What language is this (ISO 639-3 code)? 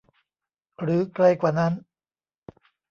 tha